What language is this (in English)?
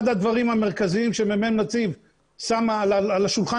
Hebrew